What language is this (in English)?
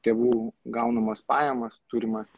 Lithuanian